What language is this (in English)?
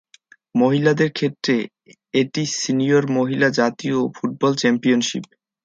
Bangla